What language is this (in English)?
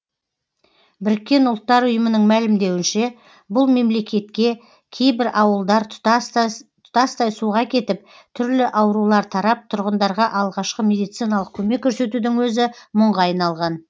Kazakh